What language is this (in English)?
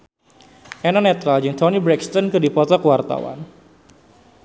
Sundanese